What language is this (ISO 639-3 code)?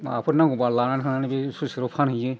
brx